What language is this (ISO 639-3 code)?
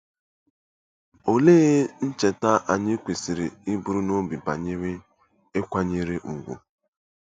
ibo